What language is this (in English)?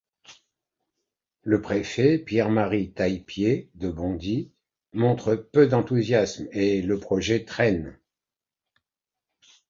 French